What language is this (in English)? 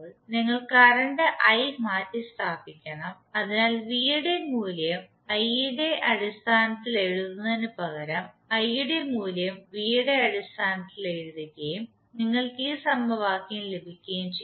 Malayalam